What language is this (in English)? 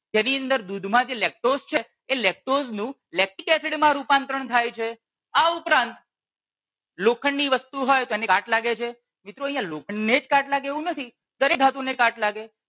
Gujarati